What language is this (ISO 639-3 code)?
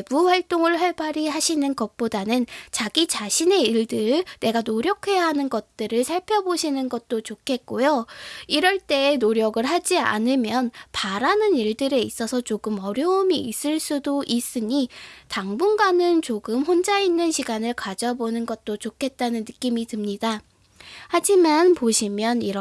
kor